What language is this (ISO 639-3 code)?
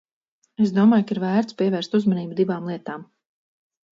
lav